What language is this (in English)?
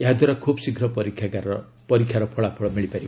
Odia